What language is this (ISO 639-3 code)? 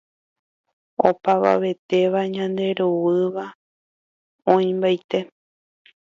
grn